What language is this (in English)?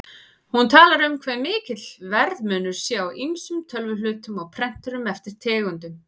Icelandic